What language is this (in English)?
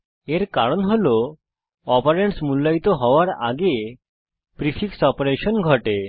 Bangla